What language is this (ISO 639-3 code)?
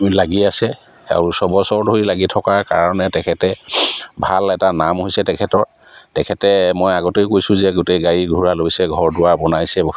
asm